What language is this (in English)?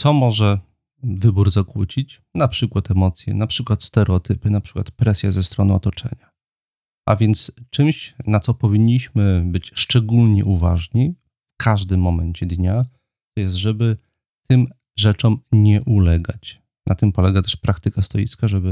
Polish